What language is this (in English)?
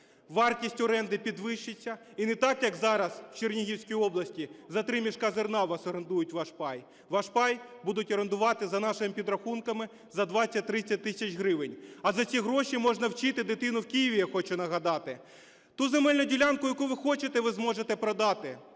Ukrainian